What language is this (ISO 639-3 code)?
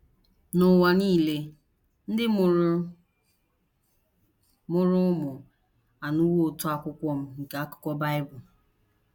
ibo